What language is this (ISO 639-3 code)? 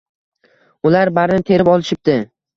uzb